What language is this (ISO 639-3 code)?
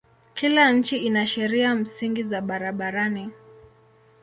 swa